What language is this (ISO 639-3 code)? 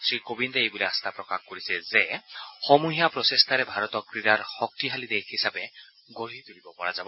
asm